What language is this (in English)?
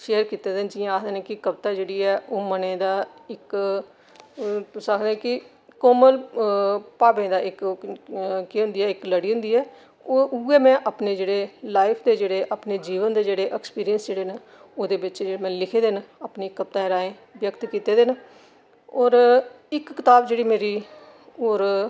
Dogri